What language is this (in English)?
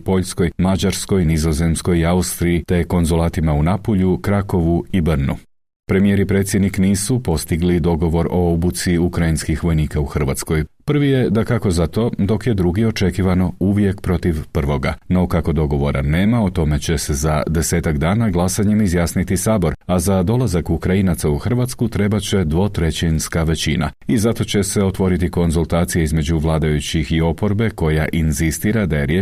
Croatian